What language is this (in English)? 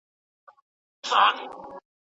Pashto